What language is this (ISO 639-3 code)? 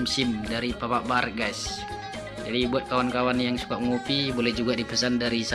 ind